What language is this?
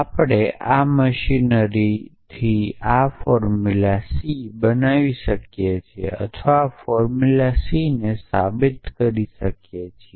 Gujarati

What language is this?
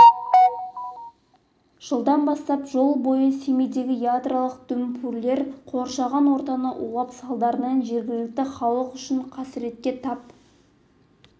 Kazakh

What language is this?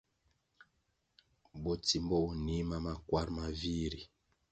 Kwasio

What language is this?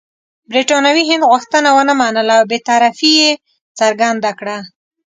Pashto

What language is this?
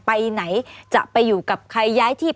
Thai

